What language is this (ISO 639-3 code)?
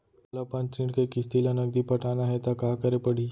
hne